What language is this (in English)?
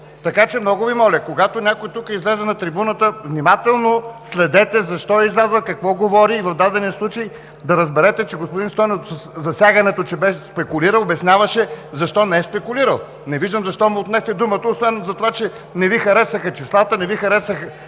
Bulgarian